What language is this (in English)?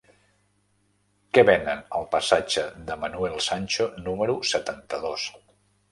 Catalan